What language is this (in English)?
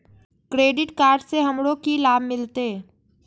Maithili